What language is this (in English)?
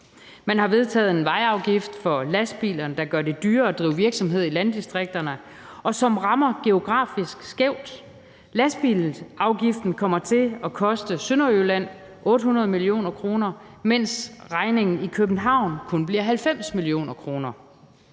Danish